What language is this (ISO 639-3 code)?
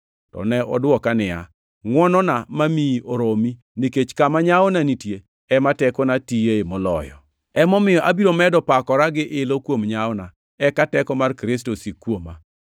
luo